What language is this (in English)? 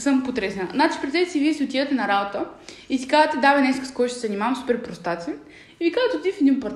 Bulgarian